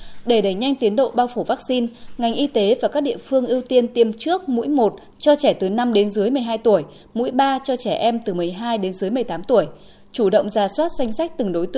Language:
Vietnamese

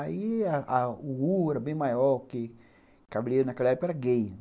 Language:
Portuguese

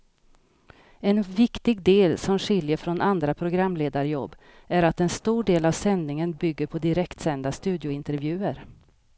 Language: Swedish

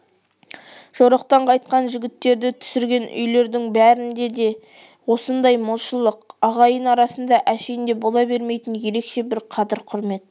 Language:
Kazakh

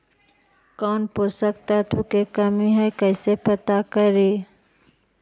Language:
Magahi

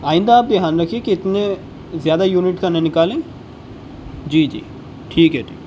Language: Urdu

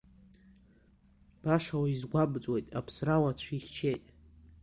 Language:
Abkhazian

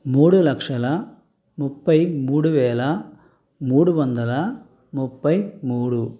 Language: Telugu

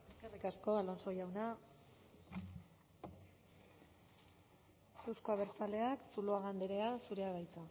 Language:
Basque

